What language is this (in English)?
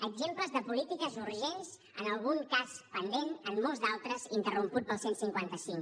Catalan